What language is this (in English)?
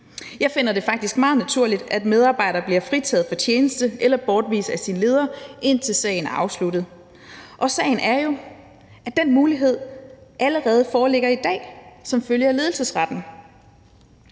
Danish